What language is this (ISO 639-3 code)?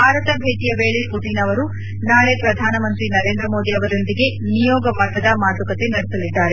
kan